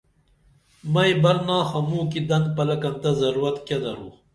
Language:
Dameli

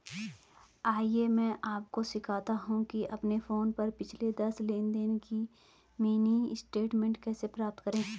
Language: Hindi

